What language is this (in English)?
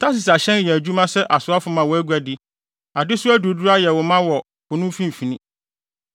Akan